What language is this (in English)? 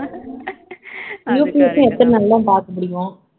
Tamil